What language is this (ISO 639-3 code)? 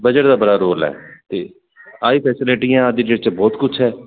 pan